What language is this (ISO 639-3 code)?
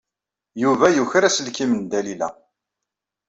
kab